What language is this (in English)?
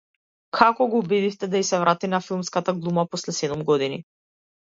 Macedonian